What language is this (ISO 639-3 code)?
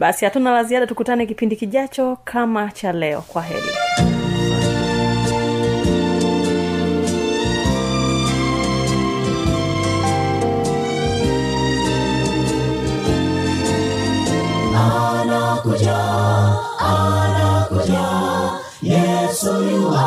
swa